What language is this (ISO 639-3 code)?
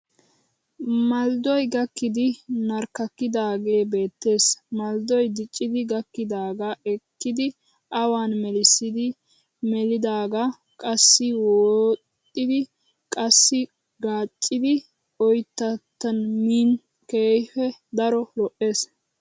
wal